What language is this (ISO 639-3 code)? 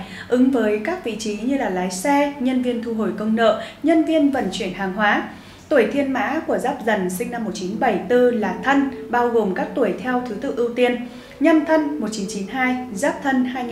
vie